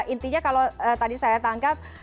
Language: Indonesian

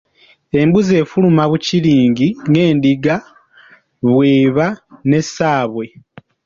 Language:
Ganda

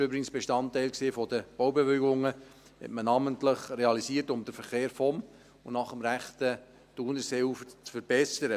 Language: Swiss German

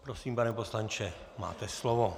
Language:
Czech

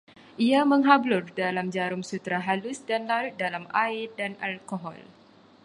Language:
Malay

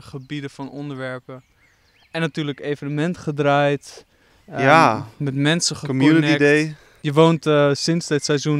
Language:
Dutch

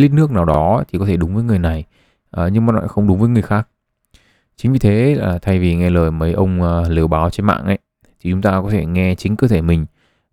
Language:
Vietnamese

